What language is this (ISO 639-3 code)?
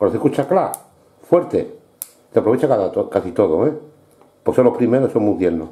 spa